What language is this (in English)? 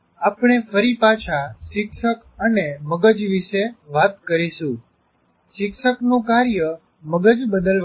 Gujarati